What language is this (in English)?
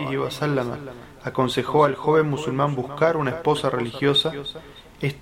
Spanish